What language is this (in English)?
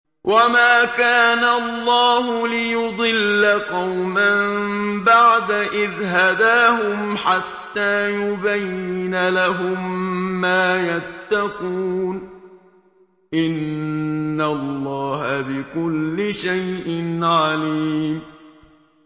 Arabic